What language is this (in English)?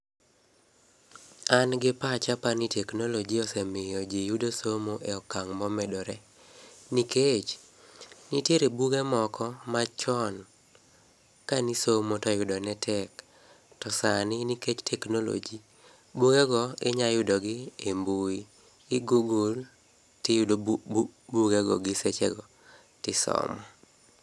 Luo (Kenya and Tanzania)